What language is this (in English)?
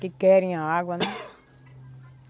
Portuguese